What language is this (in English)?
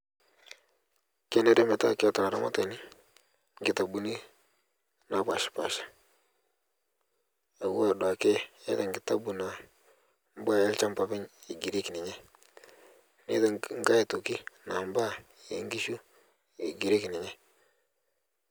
Masai